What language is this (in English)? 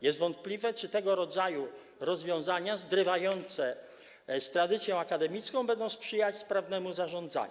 Polish